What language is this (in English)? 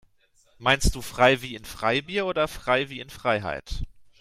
German